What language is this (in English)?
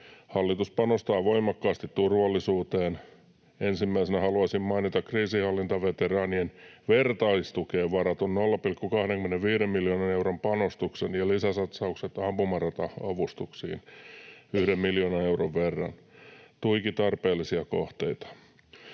Finnish